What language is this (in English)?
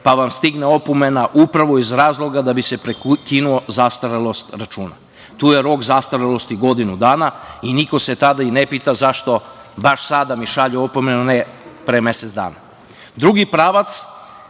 Serbian